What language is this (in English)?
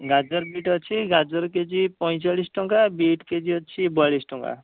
Odia